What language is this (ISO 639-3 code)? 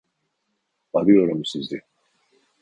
tur